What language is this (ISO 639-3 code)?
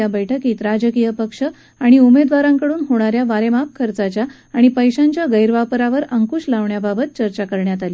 mar